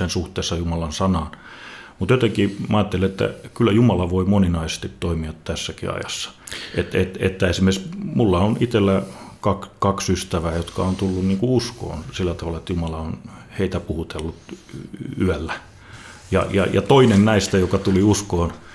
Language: Finnish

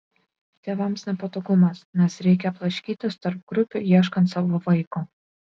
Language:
Lithuanian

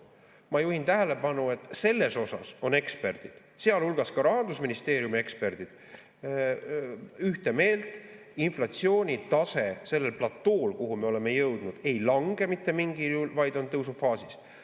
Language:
Estonian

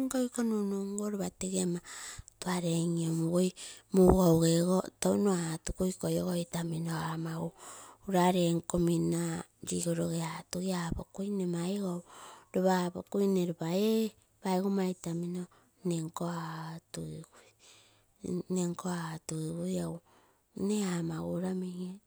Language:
Terei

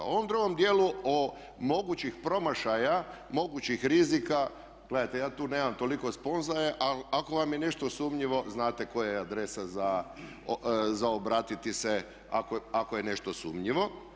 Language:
Croatian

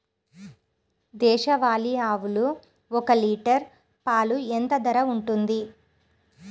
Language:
Telugu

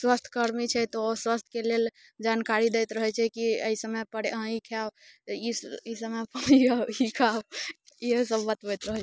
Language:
Maithili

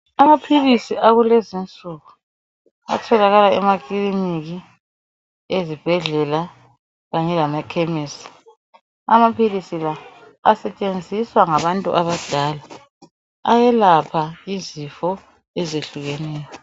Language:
North Ndebele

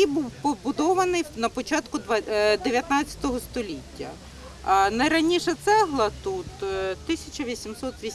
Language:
Ukrainian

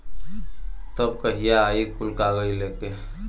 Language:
Bhojpuri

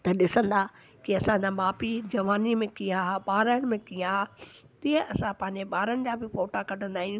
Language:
Sindhi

